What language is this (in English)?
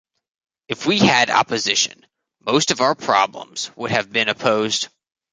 English